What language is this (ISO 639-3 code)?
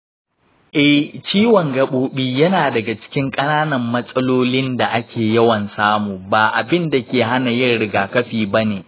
hau